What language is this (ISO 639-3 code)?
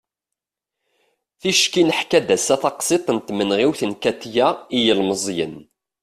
kab